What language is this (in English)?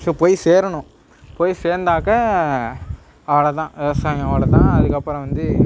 Tamil